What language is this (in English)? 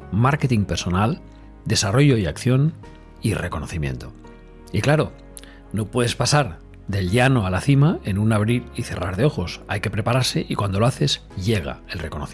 Spanish